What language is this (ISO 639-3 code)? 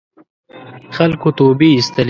pus